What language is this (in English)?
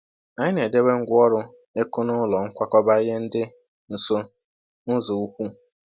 Igbo